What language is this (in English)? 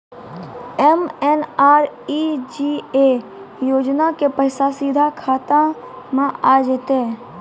Maithili